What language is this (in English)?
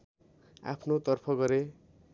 Nepali